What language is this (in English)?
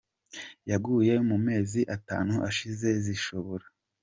Kinyarwanda